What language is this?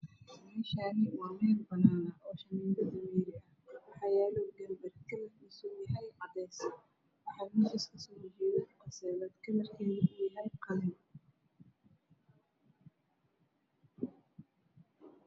Somali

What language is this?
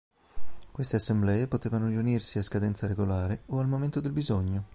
Italian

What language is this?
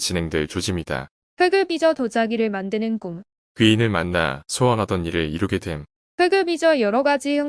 Korean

